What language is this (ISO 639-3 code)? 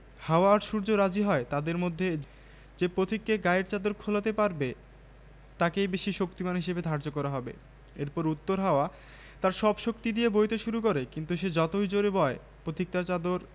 ben